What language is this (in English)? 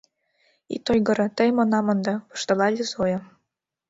Mari